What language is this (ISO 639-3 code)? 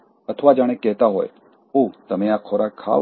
guj